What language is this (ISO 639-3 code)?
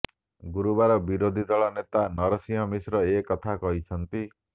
ori